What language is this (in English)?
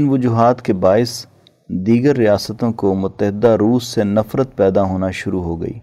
Urdu